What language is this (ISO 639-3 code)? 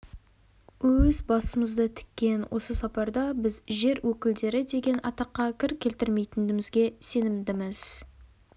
kaz